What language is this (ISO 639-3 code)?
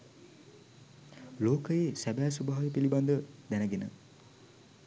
sin